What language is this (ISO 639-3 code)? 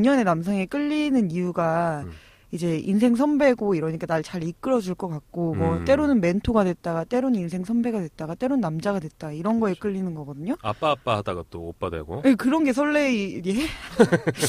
kor